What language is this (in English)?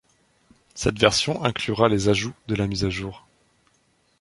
French